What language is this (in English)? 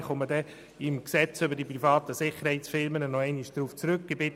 Swiss German